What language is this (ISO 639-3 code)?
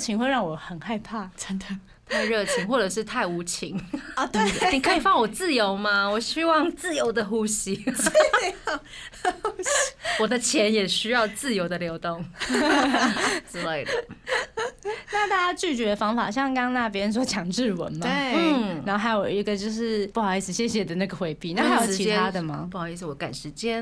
zho